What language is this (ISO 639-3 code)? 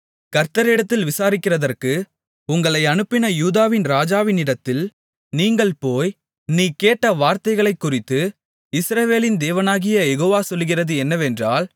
tam